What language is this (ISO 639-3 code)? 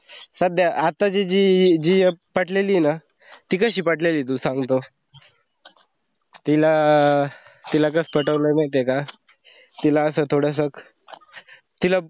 mar